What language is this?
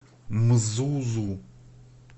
Russian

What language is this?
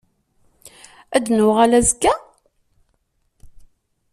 Kabyle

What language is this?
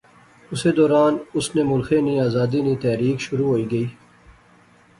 Pahari-Potwari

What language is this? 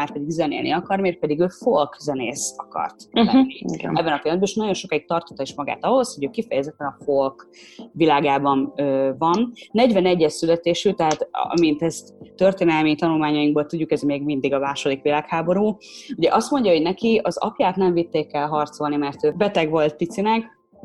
Hungarian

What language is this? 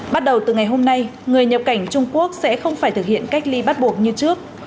Vietnamese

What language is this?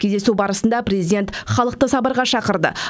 Kazakh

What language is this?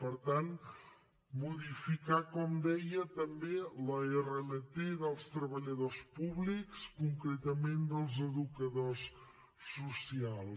Catalan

